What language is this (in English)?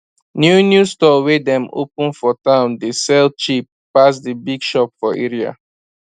Nigerian Pidgin